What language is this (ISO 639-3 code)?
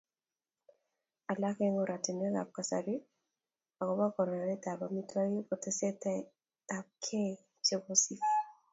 kln